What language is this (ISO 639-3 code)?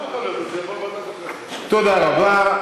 heb